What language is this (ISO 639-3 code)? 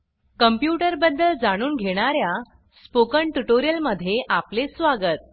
mar